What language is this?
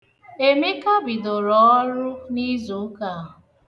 Igbo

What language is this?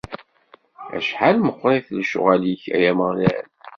Kabyle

